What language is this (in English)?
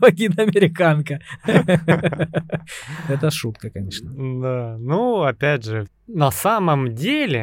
Russian